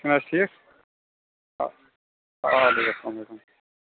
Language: Kashmiri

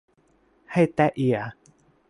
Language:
Thai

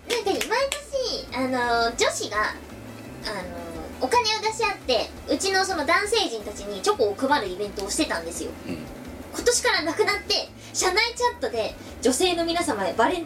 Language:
Japanese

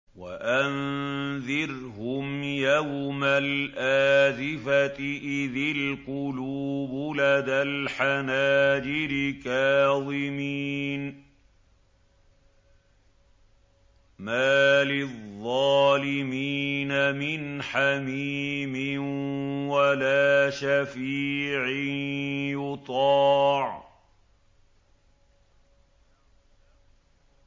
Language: Arabic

